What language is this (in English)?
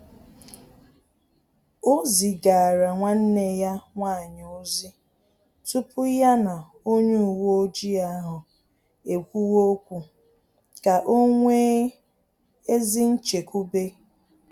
Igbo